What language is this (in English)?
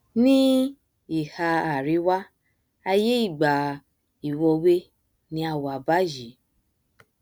Yoruba